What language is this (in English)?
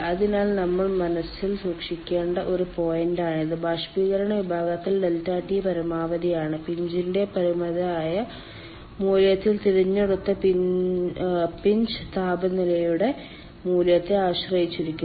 Malayalam